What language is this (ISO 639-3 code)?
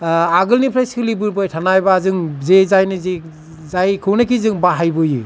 brx